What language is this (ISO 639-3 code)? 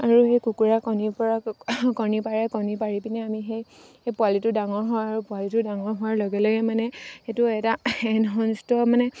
asm